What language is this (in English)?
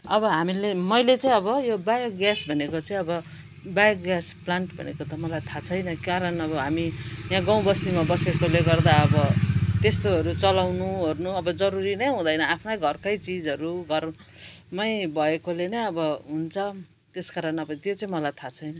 Nepali